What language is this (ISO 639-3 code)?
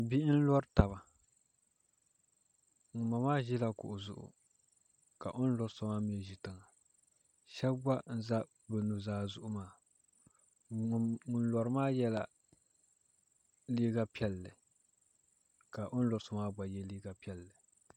dag